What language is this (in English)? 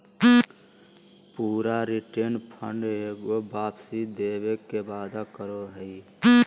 Magahi